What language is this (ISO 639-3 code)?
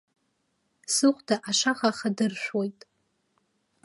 abk